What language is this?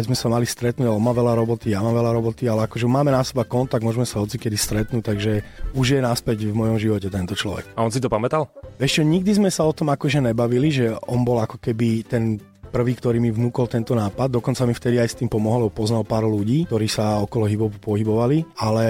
Slovak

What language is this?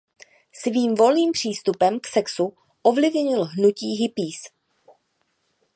Czech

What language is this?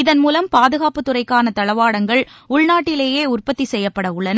Tamil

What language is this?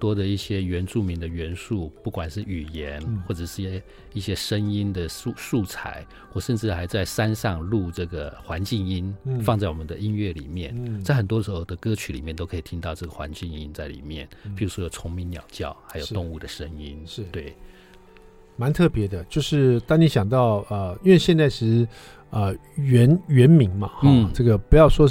Chinese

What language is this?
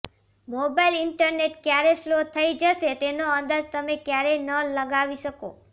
Gujarati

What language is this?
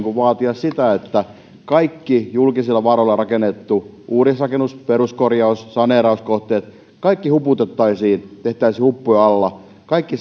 Finnish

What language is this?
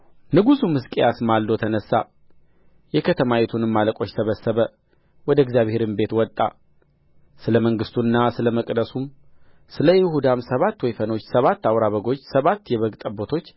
Amharic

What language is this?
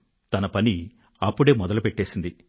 Telugu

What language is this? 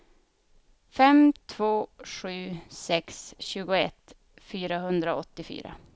Swedish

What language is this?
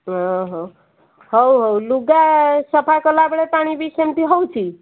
Odia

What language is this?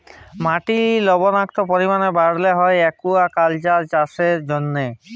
Bangla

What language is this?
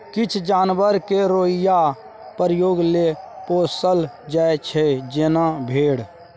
Maithili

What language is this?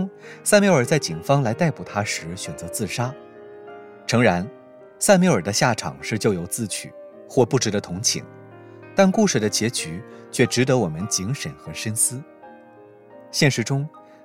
Chinese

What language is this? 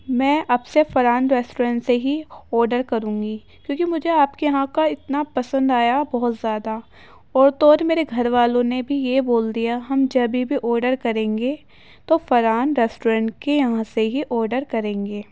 Urdu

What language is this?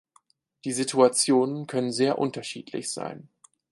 German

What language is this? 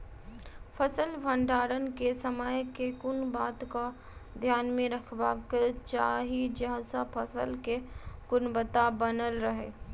Maithili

